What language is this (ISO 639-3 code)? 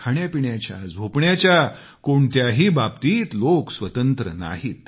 mar